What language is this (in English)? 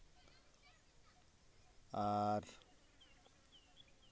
Santali